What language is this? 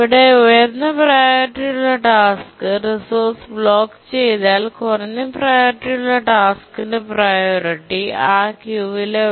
Malayalam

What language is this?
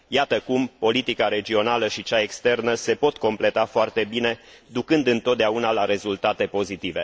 Romanian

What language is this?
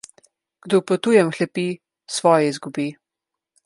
Slovenian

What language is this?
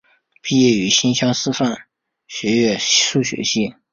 Chinese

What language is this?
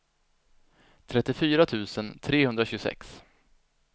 Swedish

